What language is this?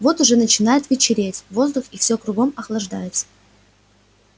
Russian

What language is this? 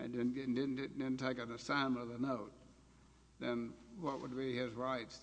English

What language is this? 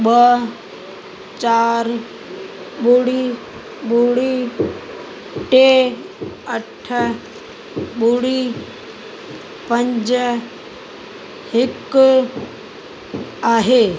Sindhi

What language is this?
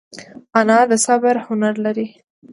Pashto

